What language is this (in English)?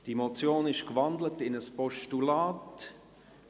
Swiss German